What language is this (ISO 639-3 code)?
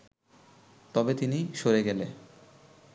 ben